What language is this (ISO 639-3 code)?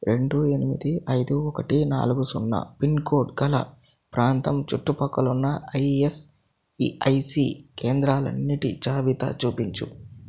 tel